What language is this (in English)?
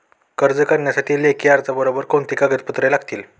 Marathi